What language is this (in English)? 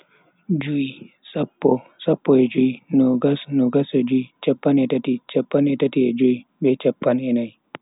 Bagirmi Fulfulde